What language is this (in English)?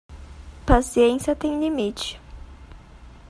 Portuguese